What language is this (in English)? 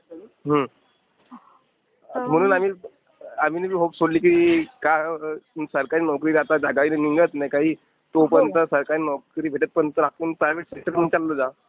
Marathi